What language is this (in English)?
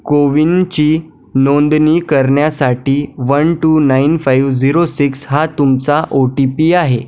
Marathi